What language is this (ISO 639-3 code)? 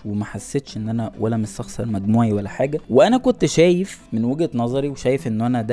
ara